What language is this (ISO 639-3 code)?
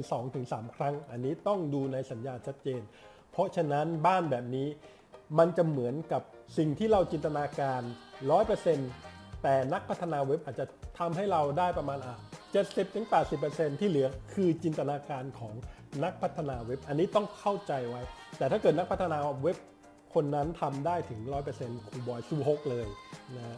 tha